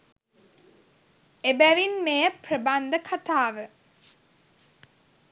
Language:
Sinhala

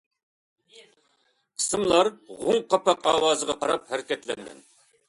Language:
Uyghur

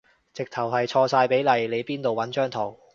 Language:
Cantonese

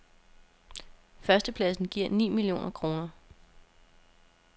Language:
Danish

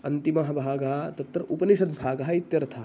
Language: Sanskrit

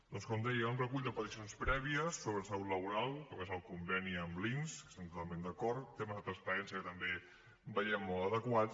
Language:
Catalan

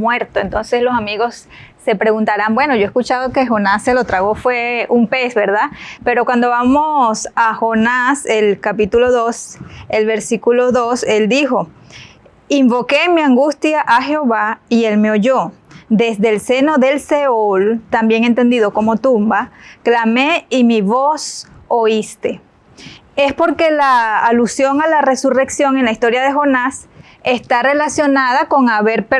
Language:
Spanish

